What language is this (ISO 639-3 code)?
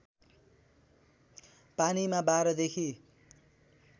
nep